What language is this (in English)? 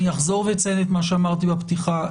Hebrew